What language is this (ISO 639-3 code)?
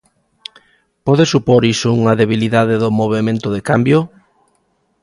glg